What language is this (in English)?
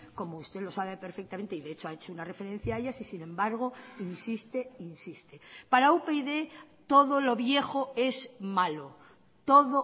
Spanish